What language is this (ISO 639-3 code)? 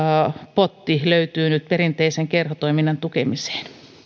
fin